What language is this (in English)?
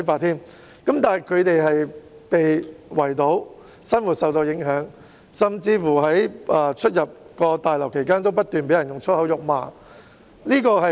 Cantonese